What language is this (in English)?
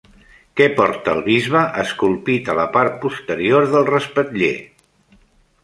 Catalan